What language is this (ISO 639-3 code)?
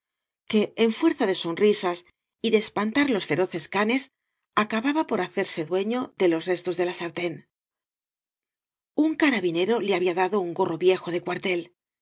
spa